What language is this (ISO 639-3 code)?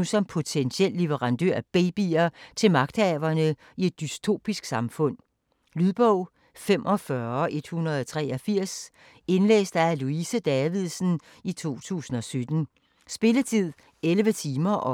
dan